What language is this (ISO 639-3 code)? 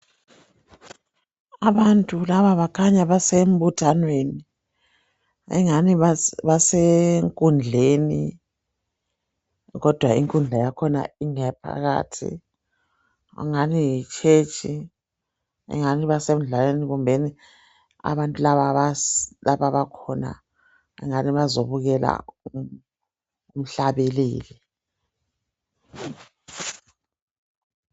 nde